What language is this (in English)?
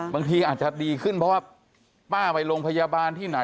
Thai